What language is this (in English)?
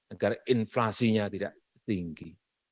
Indonesian